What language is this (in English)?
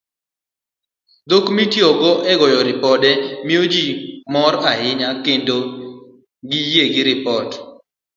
Luo (Kenya and Tanzania)